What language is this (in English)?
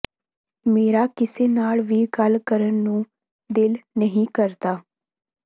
Punjabi